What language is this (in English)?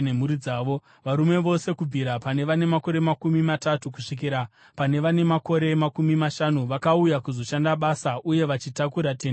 Shona